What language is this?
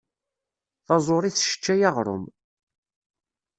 Kabyle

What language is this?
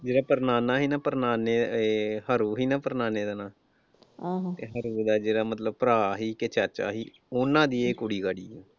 Punjabi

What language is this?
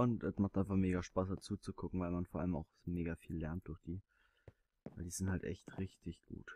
German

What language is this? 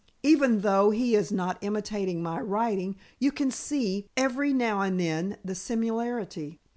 English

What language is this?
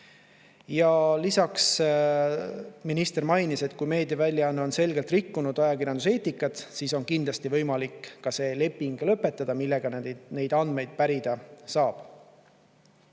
Estonian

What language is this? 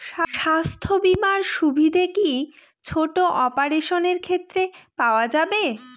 Bangla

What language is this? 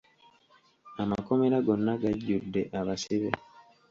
Ganda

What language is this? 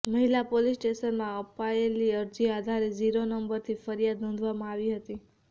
Gujarati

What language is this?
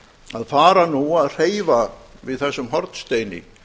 Icelandic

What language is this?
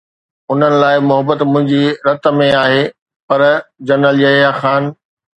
Sindhi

